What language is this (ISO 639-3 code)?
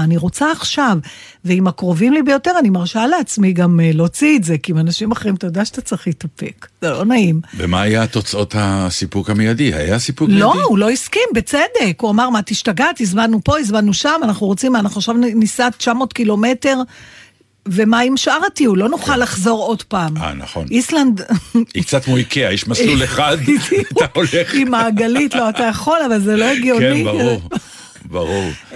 heb